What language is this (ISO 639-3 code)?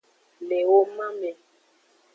ajg